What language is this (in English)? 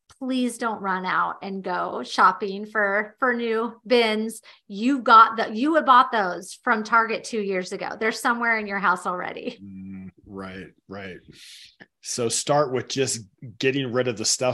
English